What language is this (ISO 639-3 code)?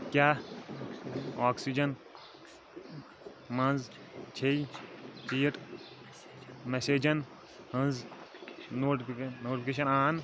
kas